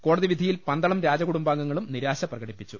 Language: Malayalam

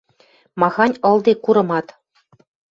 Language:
Western Mari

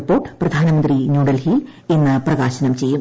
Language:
Malayalam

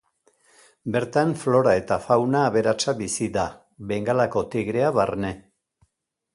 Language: Basque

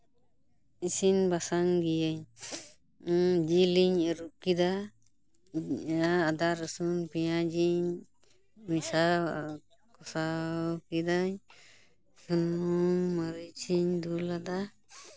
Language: Santali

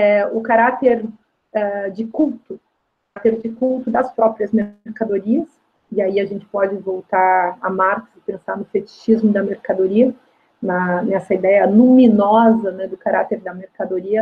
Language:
Portuguese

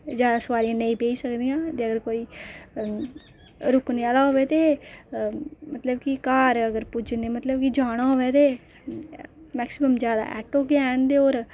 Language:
Dogri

